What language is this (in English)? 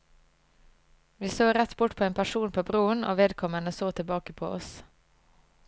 Norwegian